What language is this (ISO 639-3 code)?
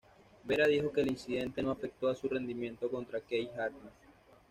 spa